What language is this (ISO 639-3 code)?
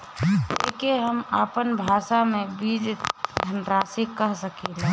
bho